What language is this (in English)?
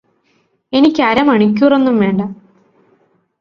Malayalam